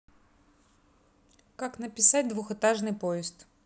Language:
Russian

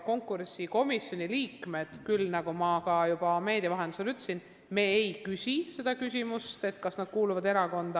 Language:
Estonian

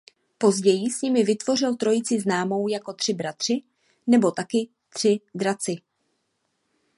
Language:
Czech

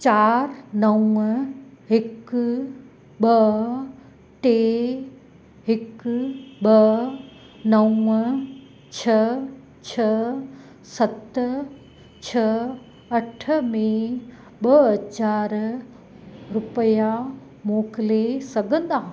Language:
Sindhi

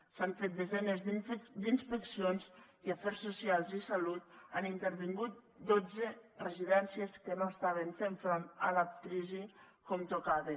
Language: Catalan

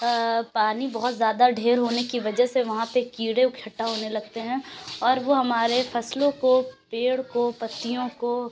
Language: Urdu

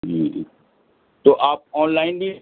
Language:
Urdu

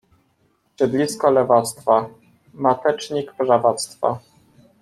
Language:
Polish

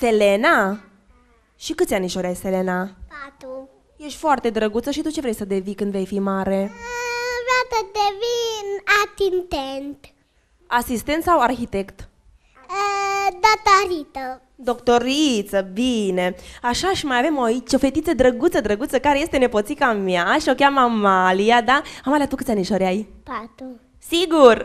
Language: Romanian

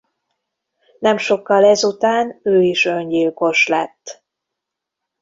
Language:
Hungarian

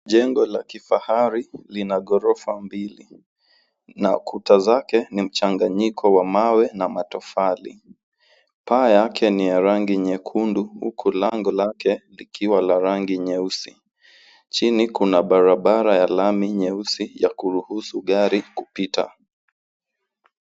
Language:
Swahili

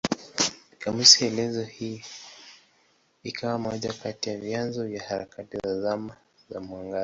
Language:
Swahili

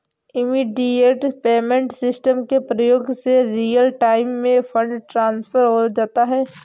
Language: Hindi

